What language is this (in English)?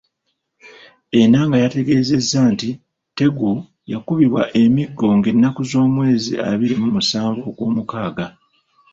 Ganda